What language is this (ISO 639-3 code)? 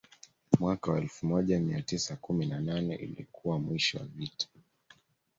swa